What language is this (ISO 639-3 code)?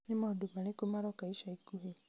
kik